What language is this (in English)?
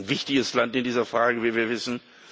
German